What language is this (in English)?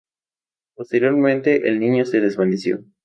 Spanish